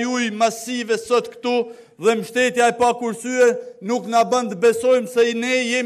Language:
Romanian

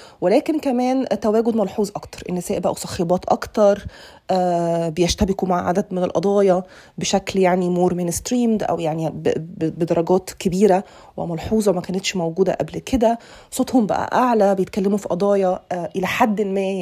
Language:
Arabic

